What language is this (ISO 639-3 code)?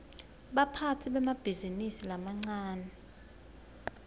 ssw